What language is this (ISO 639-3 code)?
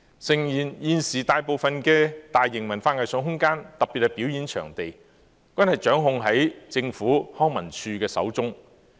yue